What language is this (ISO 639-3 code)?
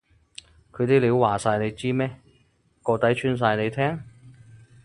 yue